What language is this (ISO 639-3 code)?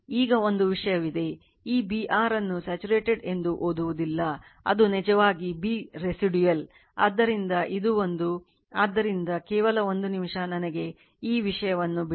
kan